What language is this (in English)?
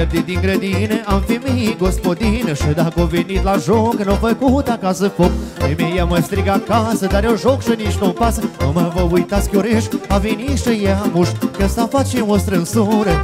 Romanian